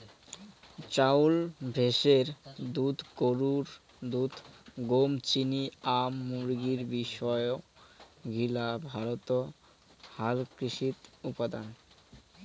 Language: Bangla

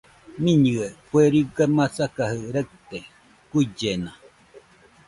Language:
Nüpode Huitoto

